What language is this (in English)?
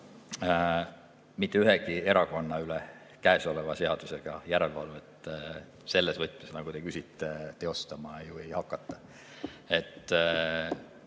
Estonian